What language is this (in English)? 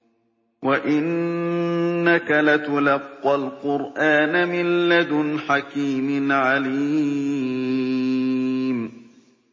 Arabic